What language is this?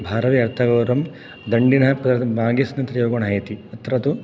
Sanskrit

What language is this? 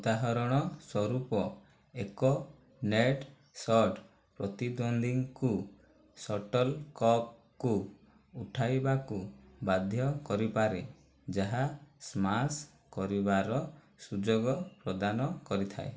Odia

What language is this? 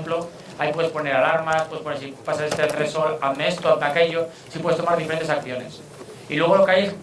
Spanish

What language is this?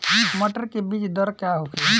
Bhojpuri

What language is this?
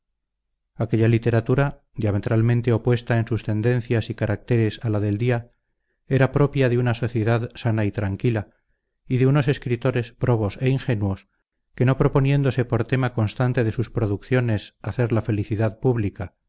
Spanish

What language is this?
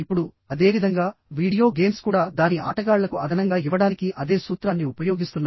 Telugu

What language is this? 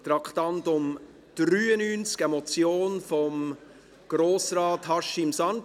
Swiss German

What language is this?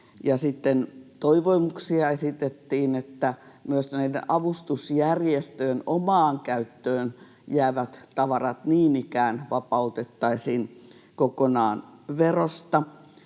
Finnish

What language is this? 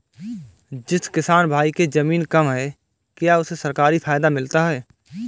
Hindi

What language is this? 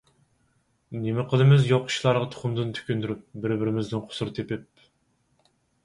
Uyghur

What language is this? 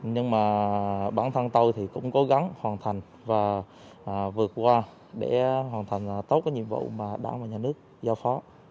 Vietnamese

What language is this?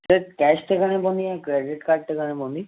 Sindhi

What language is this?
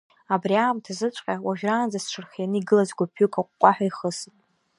Abkhazian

